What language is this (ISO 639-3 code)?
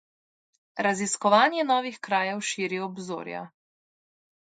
slv